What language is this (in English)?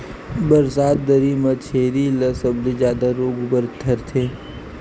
Chhattisgarhi